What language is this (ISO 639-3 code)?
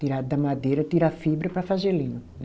por